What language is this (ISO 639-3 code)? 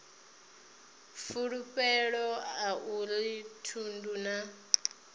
ven